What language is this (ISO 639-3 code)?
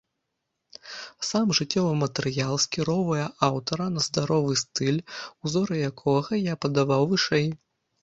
bel